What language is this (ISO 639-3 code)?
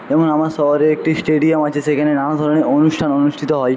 ben